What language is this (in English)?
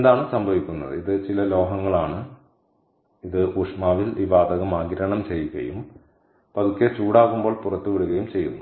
Malayalam